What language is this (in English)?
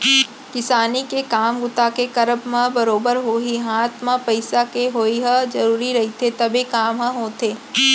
Chhattisgarhi